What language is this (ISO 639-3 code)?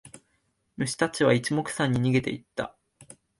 jpn